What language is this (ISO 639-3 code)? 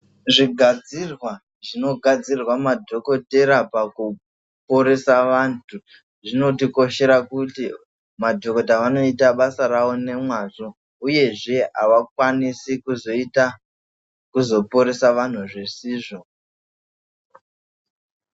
ndc